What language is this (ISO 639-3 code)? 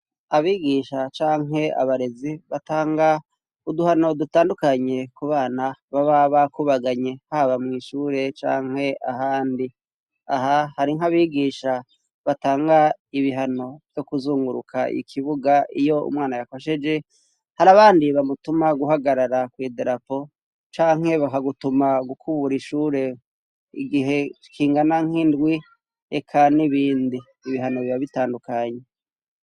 run